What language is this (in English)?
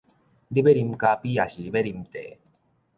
Min Nan Chinese